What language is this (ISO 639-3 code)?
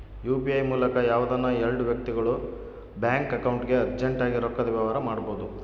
kan